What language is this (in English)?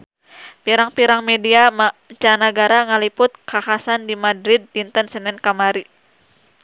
Sundanese